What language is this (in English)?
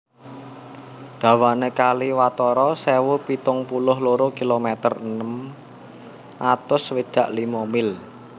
Javanese